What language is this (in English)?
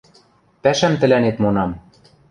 Western Mari